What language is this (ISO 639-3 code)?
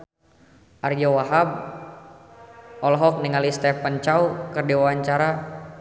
sun